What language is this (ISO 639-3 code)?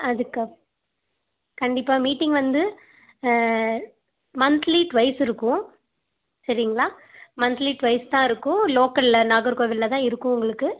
tam